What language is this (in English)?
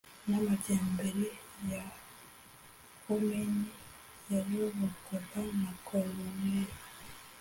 Kinyarwanda